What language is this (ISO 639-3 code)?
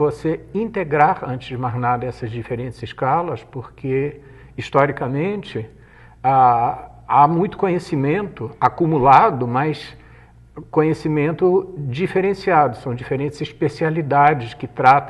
por